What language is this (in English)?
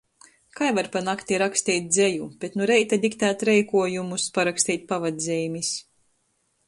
Latgalian